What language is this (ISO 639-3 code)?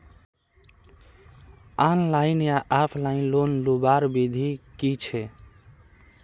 mag